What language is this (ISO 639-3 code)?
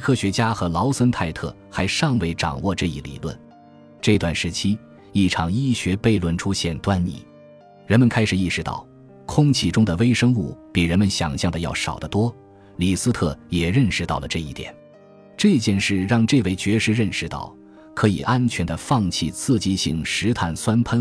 zho